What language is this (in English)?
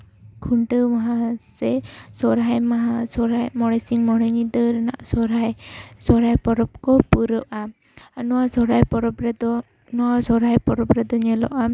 Santali